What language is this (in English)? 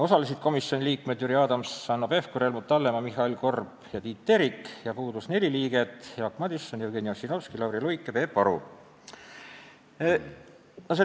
Estonian